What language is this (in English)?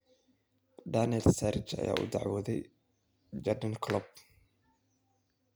Somali